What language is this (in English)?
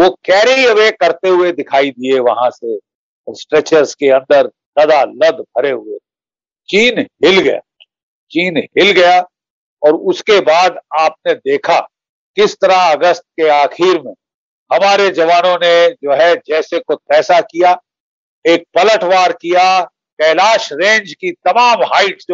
Hindi